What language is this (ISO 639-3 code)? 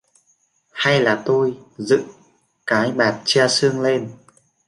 vie